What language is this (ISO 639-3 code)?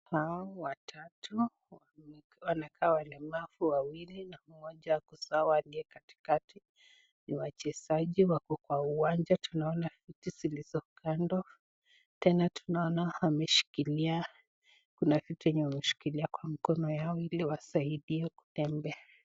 swa